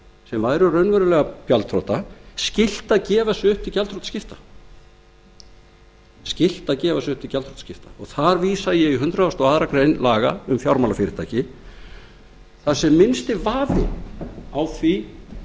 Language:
Icelandic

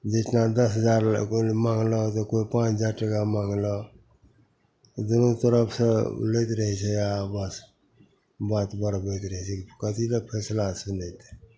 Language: Maithili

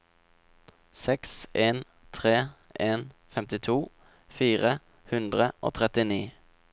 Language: Norwegian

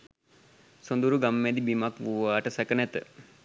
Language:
Sinhala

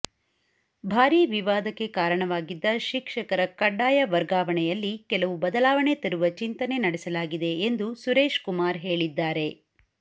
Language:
Kannada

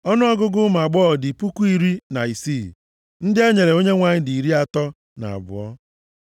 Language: Igbo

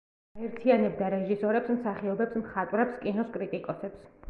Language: Georgian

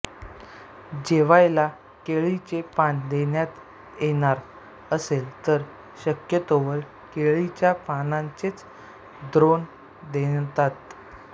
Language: Marathi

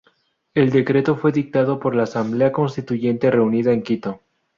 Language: Spanish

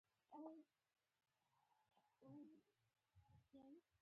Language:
Pashto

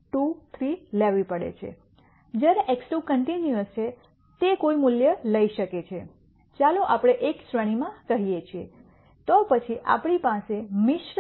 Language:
Gujarati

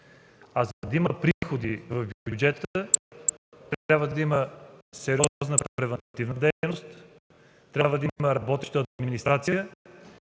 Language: Bulgarian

